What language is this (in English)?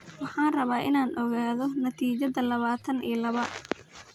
Somali